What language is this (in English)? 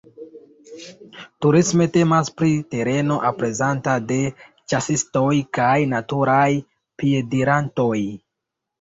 Esperanto